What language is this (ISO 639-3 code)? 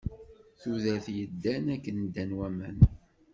kab